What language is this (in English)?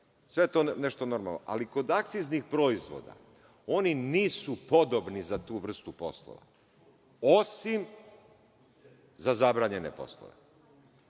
Serbian